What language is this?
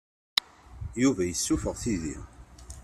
Kabyle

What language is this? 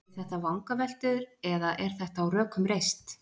Icelandic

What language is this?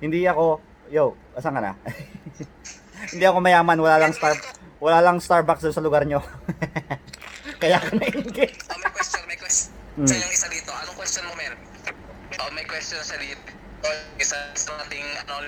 Filipino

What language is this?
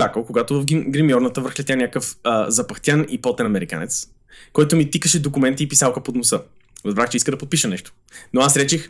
Bulgarian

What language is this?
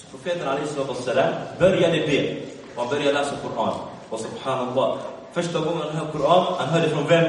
Swedish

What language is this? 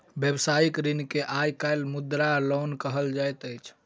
Maithili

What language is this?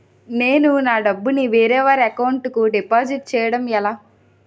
Telugu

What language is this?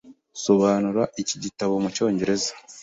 Kinyarwanda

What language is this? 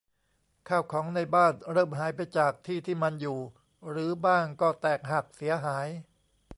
Thai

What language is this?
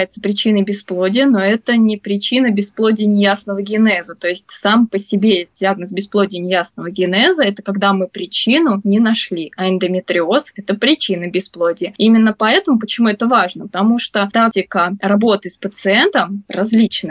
Russian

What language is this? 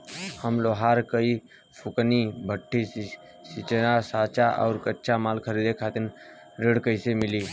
Bhojpuri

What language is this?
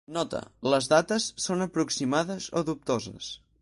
Catalan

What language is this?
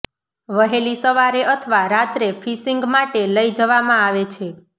Gujarati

